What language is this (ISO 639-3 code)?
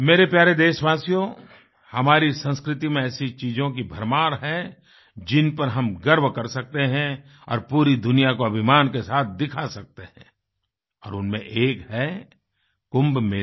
hin